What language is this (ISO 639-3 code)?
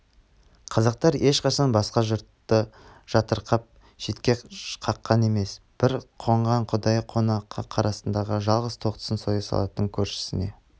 kaz